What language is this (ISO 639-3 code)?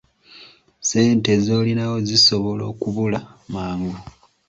lug